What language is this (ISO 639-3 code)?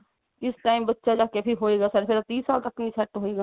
pan